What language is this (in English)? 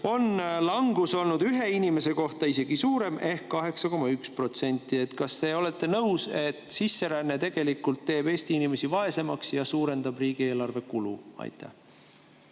Estonian